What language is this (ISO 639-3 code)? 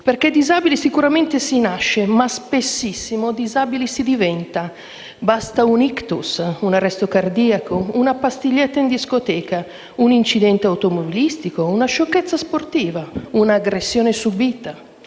ita